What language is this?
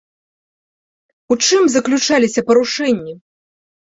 Belarusian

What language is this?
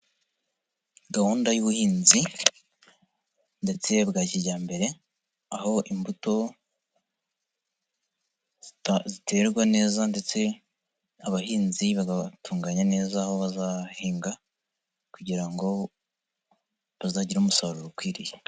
Kinyarwanda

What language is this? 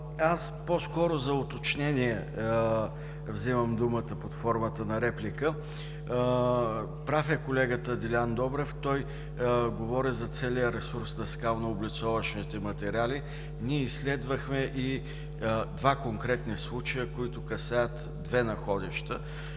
Bulgarian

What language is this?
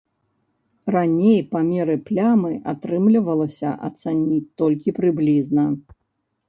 Belarusian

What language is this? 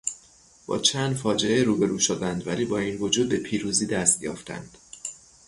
Persian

